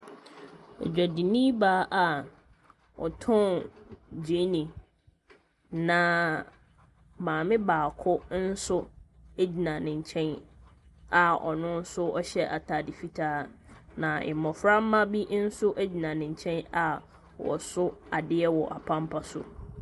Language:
Akan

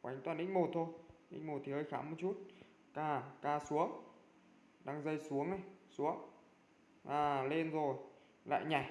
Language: Vietnamese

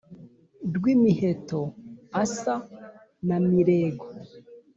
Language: Kinyarwanda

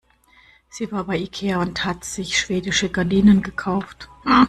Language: German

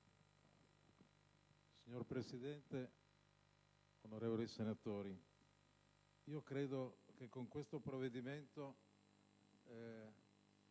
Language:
Italian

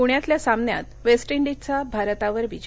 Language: Marathi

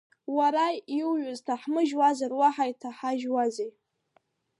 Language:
Abkhazian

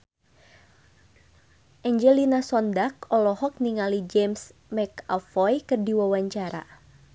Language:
Sundanese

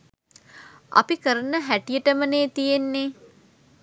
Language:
Sinhala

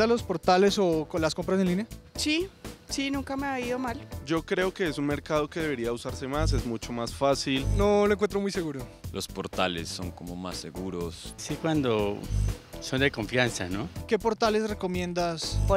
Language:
Spanish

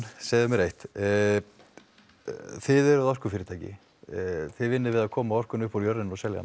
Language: Icelandic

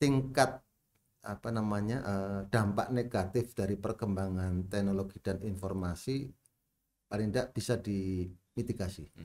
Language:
Indonesian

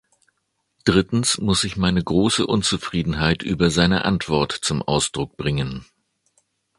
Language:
German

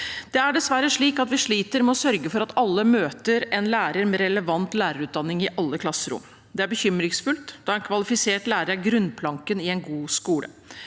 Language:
Norwegian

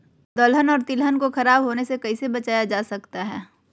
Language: Magahi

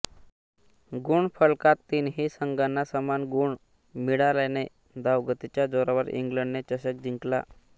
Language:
Marathi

